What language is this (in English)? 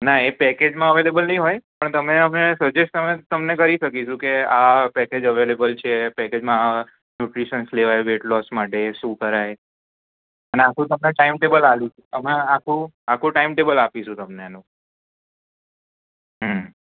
Gujarati